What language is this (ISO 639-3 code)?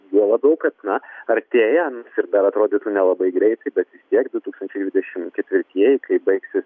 lit